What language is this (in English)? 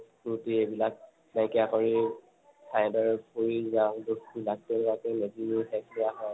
Assamese